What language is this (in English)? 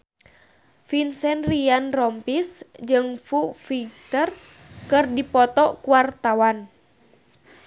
Sundanese